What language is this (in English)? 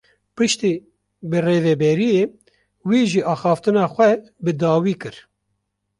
Kurdish